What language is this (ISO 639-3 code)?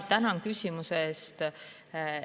est